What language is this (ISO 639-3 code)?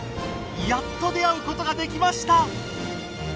jpn